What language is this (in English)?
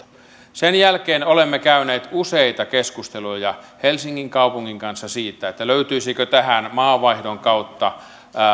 Finnish